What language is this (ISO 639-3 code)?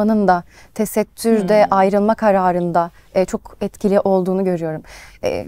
tur